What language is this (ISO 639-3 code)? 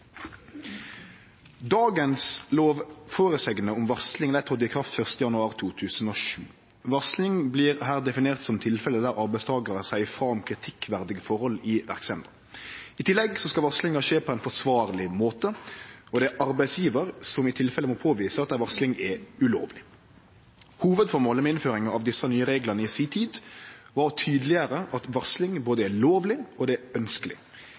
nno